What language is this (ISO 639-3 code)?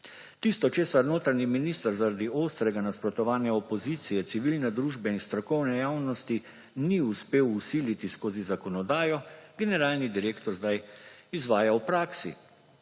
slv